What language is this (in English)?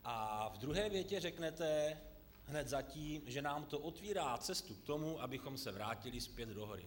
Czech